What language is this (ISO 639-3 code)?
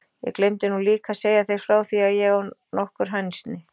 isl